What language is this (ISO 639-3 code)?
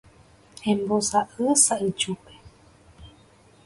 grn